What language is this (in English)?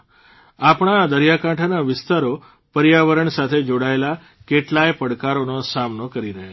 Gujarati